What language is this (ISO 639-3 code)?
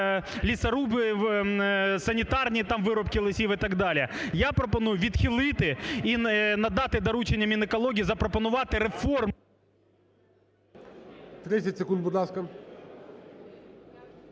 ukr